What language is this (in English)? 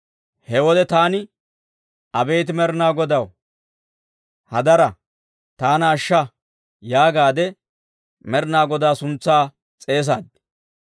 Dawro